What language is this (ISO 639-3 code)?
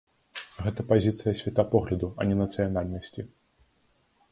bel